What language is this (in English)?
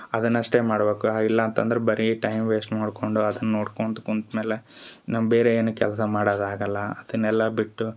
Kannada